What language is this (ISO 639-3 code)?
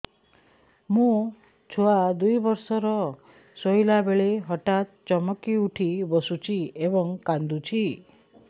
ori